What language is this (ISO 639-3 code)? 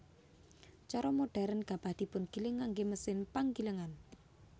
jav